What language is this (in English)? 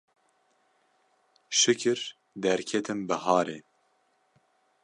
Kurdish